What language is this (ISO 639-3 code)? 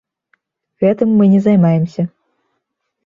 bel